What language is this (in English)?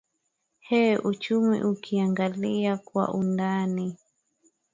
Swahili